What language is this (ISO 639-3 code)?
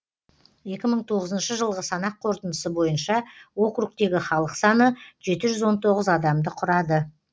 kaz